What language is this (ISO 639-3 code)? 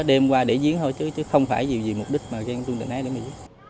vie